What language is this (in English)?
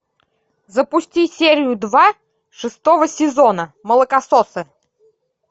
Russian